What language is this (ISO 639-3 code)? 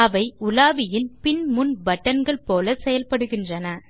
tam